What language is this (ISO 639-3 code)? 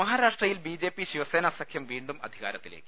mal